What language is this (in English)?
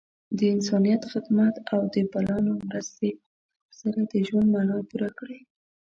Pashto